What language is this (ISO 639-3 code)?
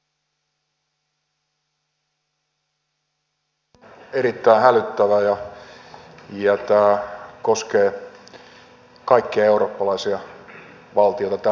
fin